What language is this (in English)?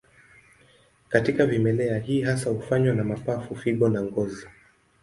Swahili